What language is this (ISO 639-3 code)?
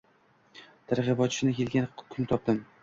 uzb